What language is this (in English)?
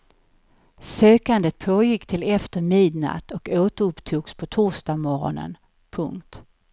Swedish